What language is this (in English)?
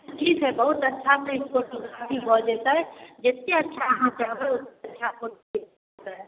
Maithili